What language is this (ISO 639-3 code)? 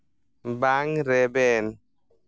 sat